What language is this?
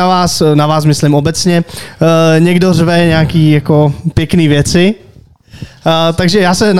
Czech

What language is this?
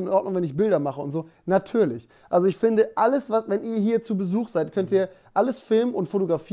German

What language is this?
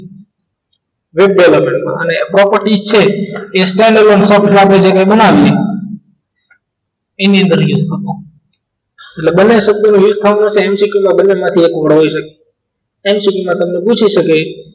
Gujarati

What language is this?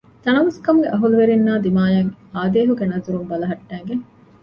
Divehi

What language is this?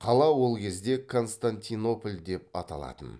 Kazakh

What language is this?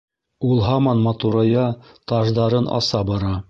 Bashkir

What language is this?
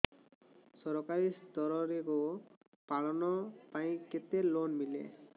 Odia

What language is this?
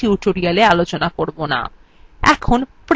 Bangla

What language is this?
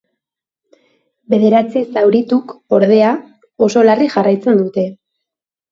Basque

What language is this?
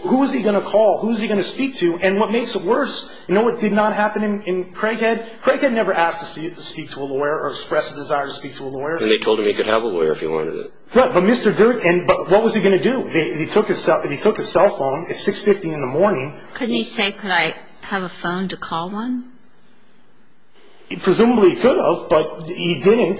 English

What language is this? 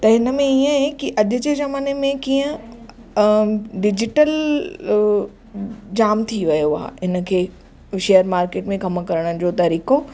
Sindhi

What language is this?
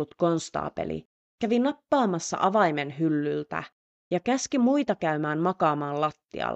Finnish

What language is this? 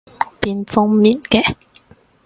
Cantonese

